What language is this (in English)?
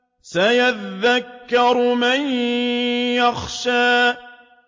Arabic